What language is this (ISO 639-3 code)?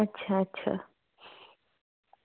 doi